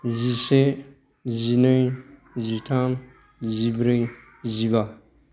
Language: Bodo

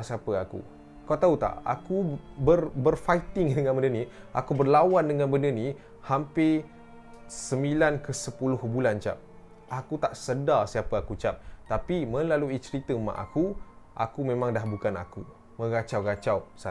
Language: Malay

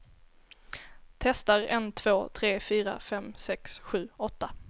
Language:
Swedish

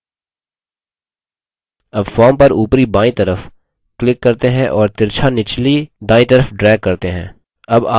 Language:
Hindi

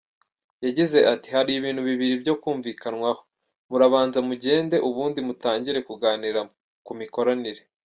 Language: Kinyarwanda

